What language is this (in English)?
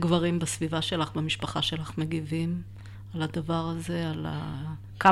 Hebrew